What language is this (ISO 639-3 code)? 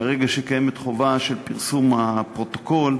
heb